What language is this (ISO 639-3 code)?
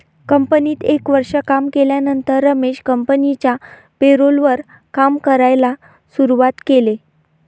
mar